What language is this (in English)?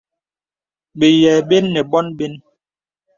Bebele